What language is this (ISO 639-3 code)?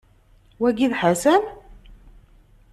kab